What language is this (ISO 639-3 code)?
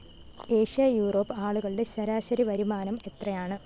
mal